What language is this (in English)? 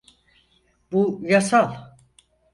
Turkish